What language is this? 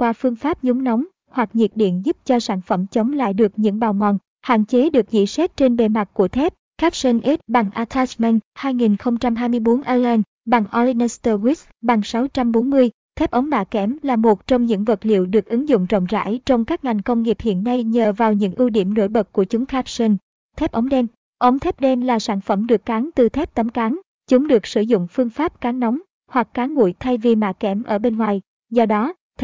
Vietnamese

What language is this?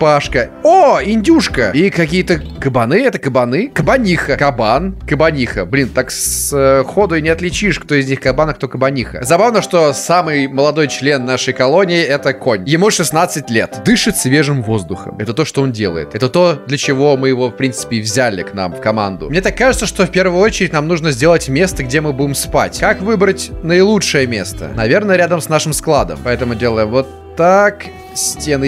Russian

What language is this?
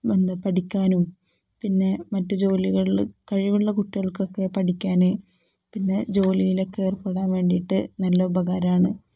Malayalam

